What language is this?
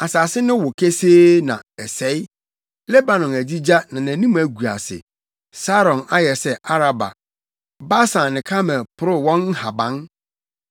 Akan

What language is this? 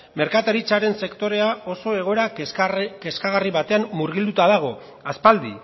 Basque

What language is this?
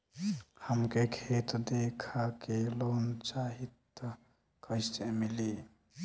Bhojpuri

